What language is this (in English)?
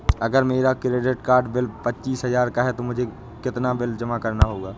Hindi